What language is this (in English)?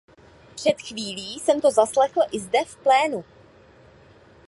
Czech